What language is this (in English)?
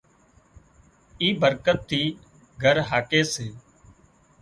Wadiyara Koli